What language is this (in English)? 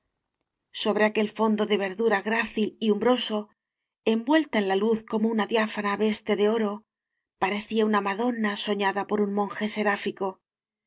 Spanish